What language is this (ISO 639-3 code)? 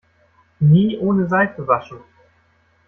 deu